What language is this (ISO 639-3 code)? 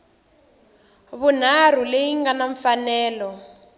tso